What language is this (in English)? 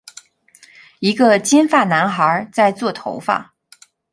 Chinese